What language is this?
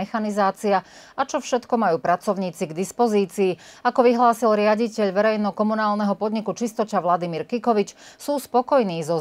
Slovak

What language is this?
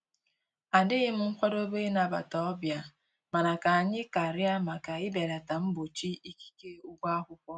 Igbo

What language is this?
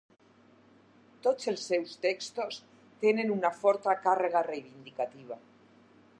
Catalan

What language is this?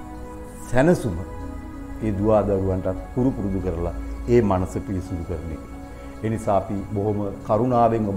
Romanian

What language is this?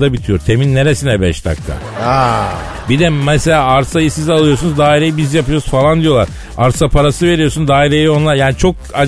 Turkish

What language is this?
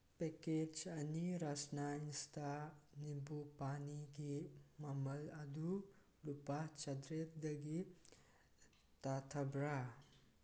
Manipuri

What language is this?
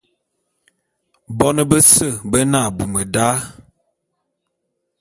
Bulu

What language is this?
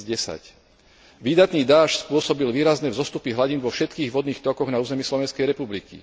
Slovak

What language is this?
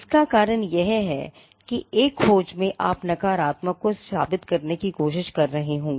Hindi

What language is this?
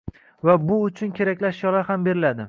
Uzbek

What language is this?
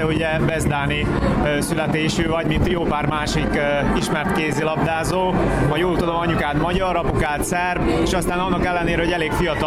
Hungarian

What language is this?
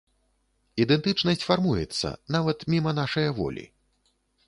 Belarusian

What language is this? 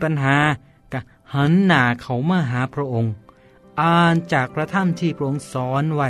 Thai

